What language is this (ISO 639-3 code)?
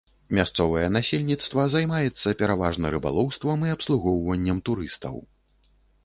bel